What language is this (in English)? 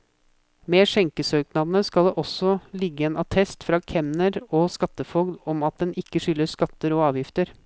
Norwegian